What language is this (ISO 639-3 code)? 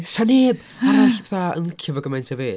cym